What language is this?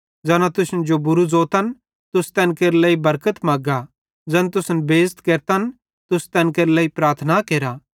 Bhadrawahi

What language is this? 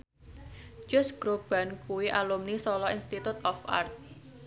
Javanese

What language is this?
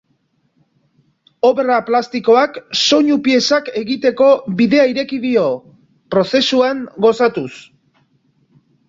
Basque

